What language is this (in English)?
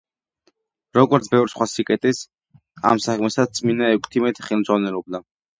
Georgian